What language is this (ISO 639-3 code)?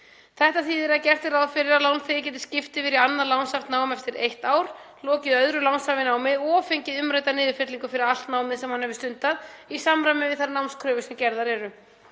isl